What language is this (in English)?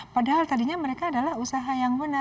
Indonesian